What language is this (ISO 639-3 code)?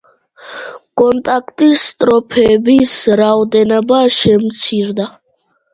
kat